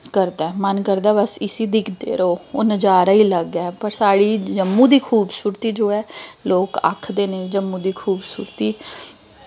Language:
Dogri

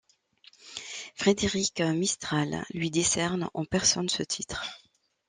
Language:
French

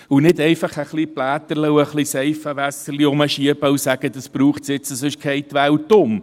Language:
Swiss German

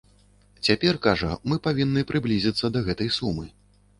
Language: Belarusian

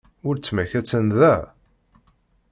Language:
Kabyle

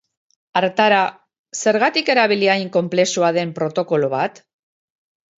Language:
Basque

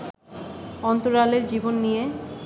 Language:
Bangla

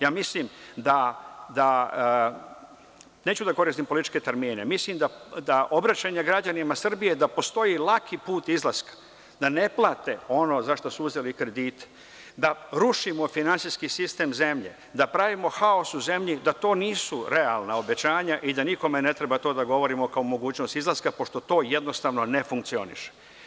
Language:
Serbian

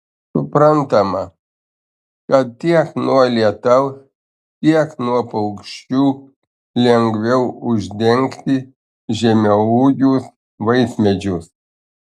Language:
Lithuanian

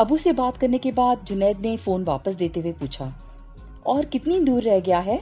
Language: Hindi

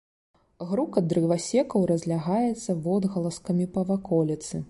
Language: Belarusian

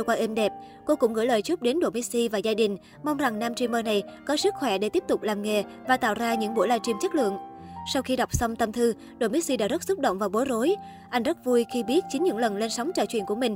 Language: Vietnamese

